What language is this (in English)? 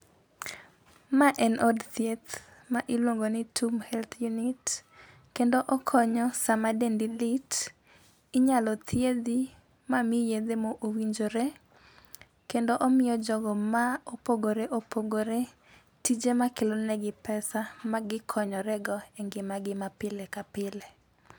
Luo (Kenya and Tanzania)